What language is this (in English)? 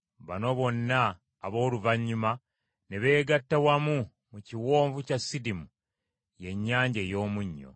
Ganda